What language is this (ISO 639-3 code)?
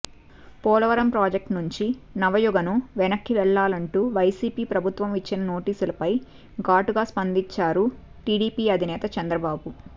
tel